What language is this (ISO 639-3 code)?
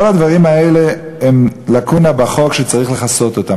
heb